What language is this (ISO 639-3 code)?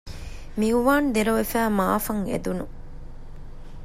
div